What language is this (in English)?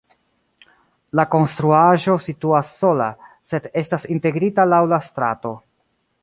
Esperanto